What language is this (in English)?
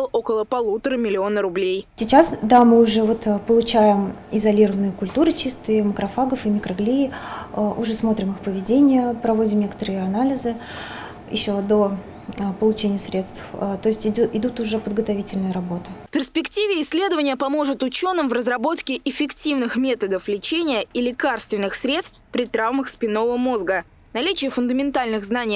Russian